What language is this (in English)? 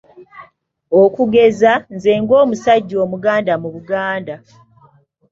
Ganda